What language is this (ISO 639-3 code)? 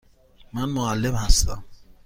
fas